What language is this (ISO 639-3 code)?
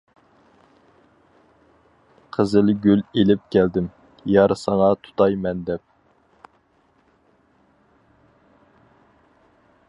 uig